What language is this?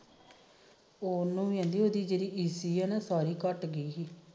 Punjabi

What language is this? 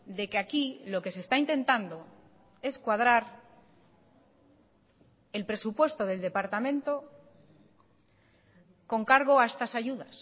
Spanish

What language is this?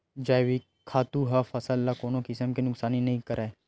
Chhattisgarhi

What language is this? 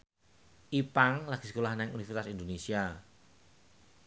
Javanese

